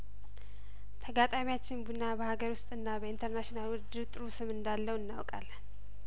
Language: Amharic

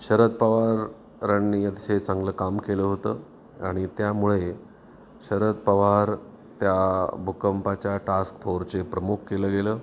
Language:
Marathi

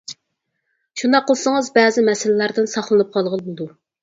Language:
Uyghur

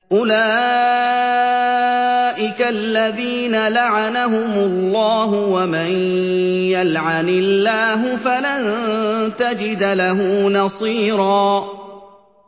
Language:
Arabic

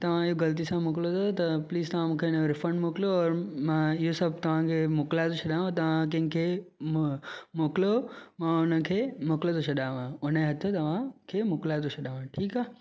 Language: Sindhi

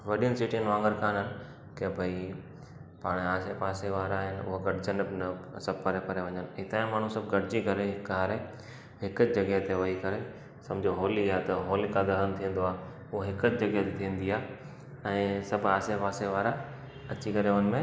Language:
Sindhi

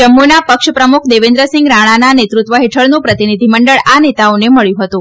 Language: Gujarati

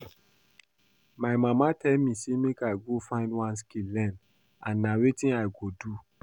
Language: Nigerian Pidgin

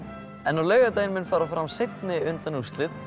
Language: Icelandic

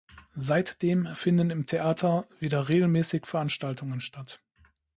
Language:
German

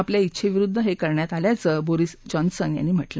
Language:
Marathi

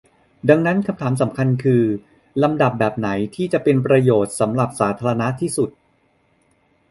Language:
Thai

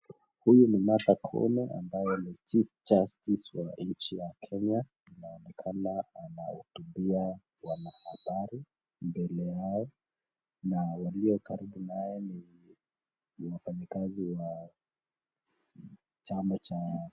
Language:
Swahili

